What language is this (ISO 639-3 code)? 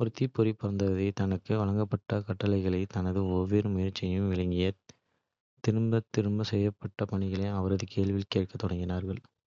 kfe